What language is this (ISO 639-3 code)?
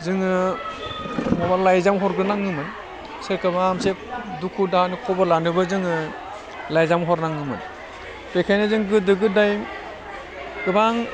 brx